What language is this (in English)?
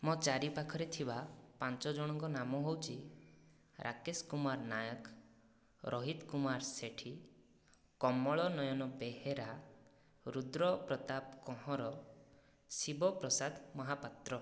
Odia